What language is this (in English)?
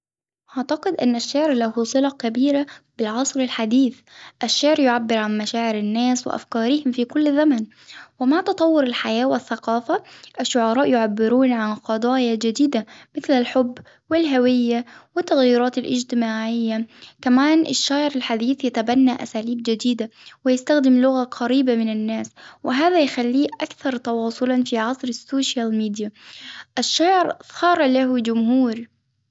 Hijazi Arabic